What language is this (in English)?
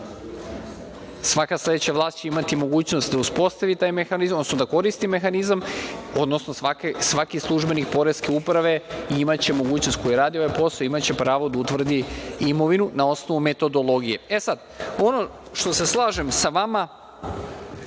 Serbian